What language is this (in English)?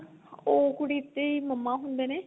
Punjabi